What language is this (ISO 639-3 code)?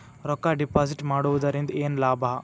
kan